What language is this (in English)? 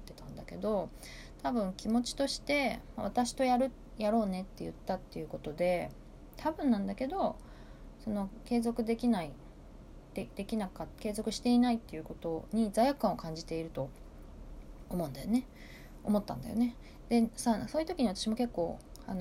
Japanese